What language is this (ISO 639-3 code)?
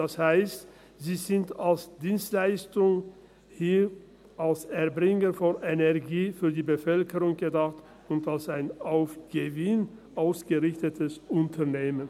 gsw